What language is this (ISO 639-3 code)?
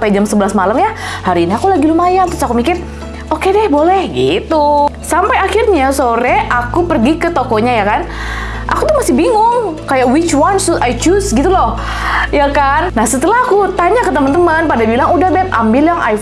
ind